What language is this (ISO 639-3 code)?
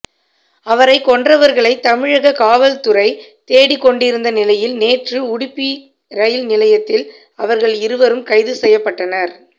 tam